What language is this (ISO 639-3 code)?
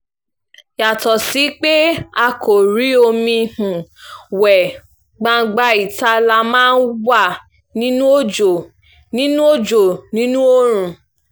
yor